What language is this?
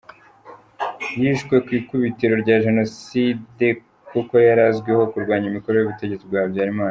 Kinyarwanda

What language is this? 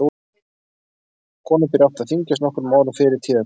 Icelandic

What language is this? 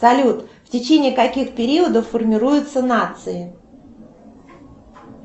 Russian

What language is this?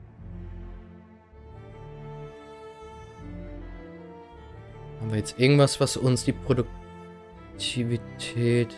German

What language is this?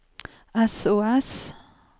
Norwegian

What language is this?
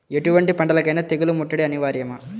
Telugu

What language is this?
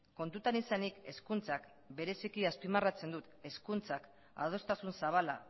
Basque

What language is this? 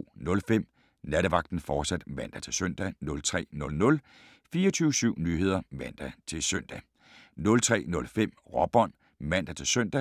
Danish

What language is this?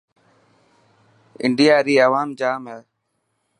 Dhatki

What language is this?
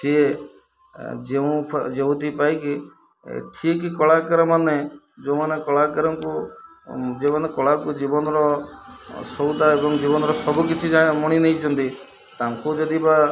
Odia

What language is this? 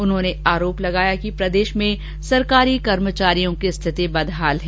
Hindi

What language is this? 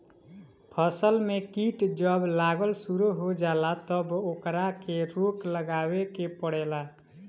Bhojpuri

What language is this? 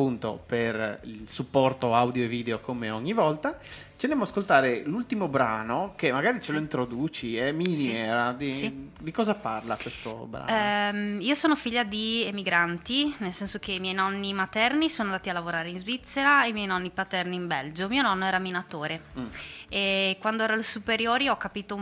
Italian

